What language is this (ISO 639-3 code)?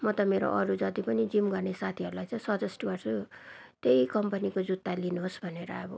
nep